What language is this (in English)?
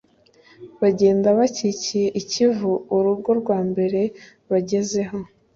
Kinyarwanda